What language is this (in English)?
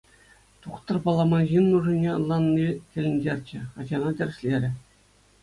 Chuvash